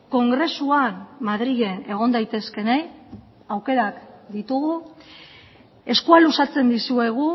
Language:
Basque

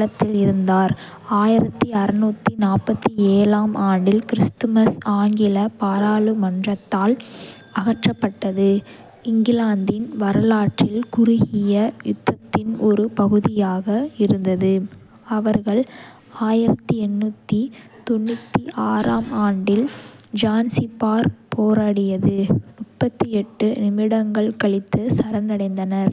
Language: Kota (India)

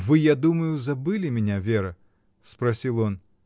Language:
Russian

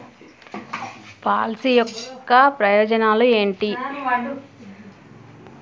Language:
Telugu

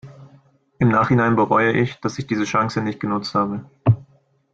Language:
German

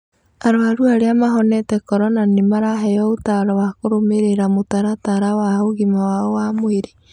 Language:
Kikuyu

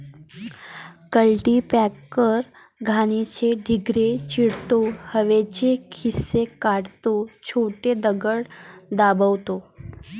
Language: Marathi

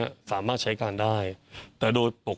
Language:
Thai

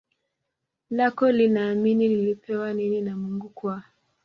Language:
Swahili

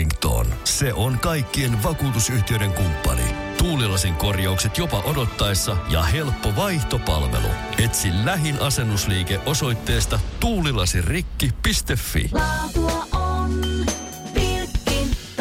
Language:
Finnish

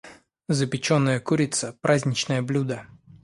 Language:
Russian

